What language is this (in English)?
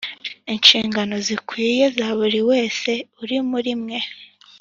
Kinyarwanda